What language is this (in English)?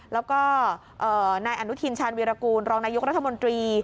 Thai